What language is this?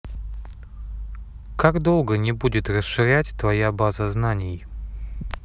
Russian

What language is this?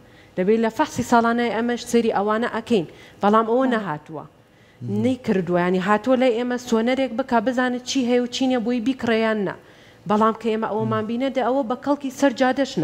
Arabic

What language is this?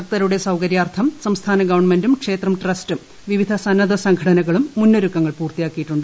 Malayalam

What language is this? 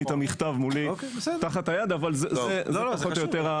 Hebrew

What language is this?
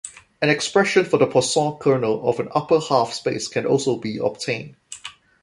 English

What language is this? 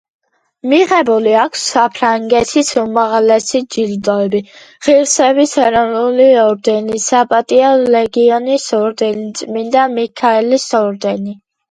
Georgian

